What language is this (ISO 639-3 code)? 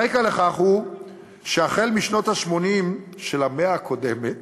heb